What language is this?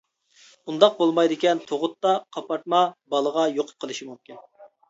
Uyghur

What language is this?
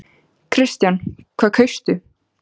Icelandic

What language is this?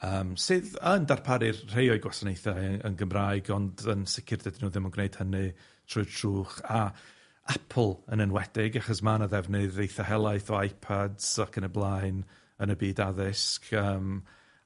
Welsh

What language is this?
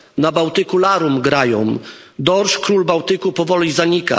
Polish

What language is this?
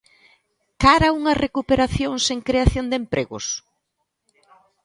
Galician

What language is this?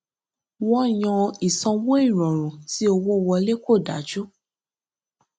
Yoruba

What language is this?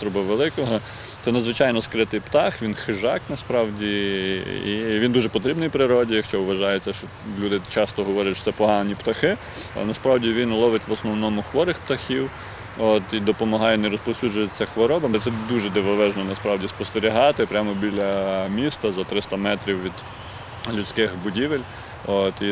Ukrainian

